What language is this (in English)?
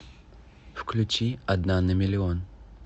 Russian